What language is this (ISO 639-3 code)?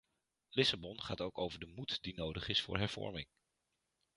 nld